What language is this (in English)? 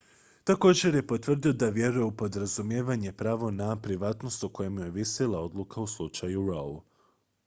Croatian